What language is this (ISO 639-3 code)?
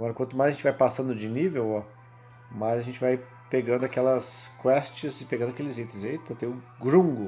por